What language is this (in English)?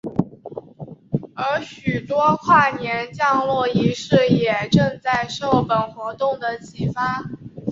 Chinese